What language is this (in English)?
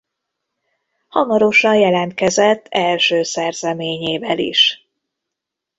Hungarian